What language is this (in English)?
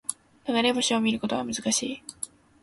Japanese